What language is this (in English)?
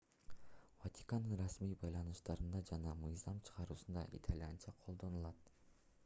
Kyrgyz